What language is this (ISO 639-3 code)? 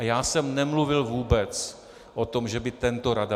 ces